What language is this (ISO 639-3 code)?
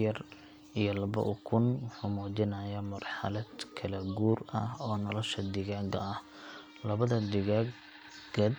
som